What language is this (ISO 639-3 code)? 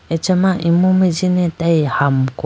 clk